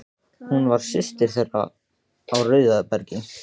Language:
Icelandic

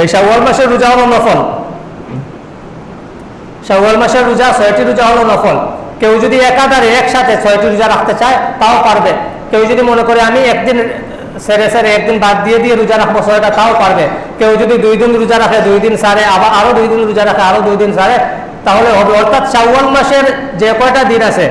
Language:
Indonesian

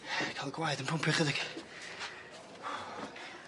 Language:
Welsh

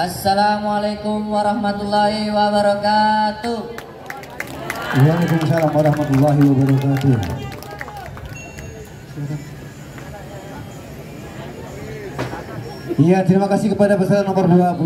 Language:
Arabic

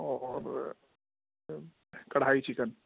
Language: Urdu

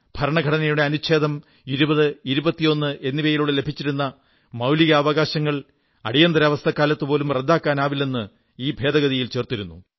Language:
Malayalam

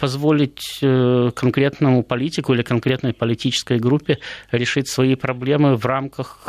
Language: Russian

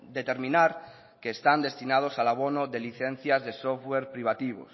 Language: Spanish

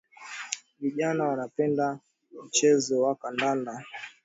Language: Swahili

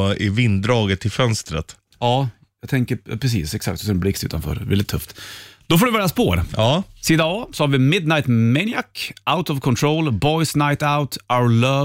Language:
Swedish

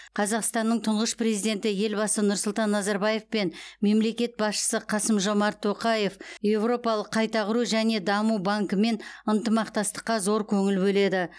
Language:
Kazakh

